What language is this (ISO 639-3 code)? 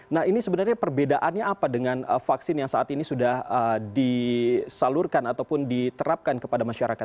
ind